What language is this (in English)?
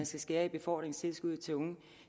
Danish